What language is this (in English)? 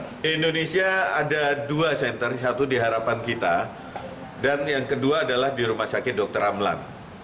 Indonesian